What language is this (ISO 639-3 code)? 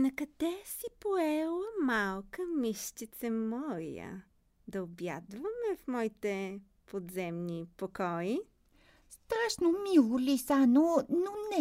bul